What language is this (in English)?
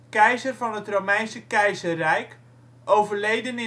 Dutch